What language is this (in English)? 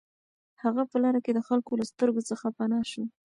Pashto